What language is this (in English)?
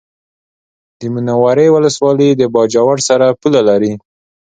Pashto